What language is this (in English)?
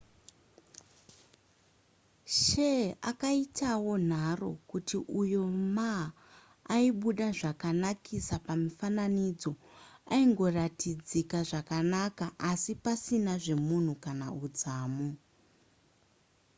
Shona